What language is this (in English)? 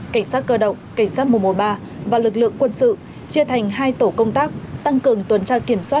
Vietnamese